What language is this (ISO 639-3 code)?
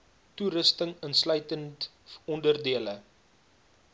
afr